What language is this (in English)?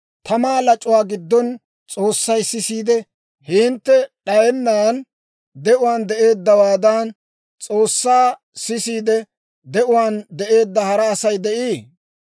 Dawro